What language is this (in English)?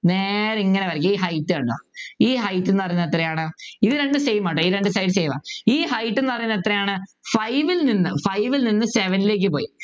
Malayalam